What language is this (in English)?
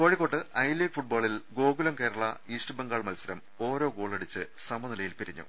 Malayalam